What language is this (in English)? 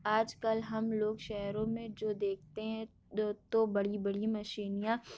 Urdu